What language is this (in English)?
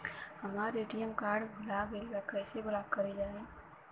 Bhojpuri